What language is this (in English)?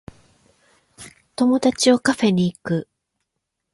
Japanese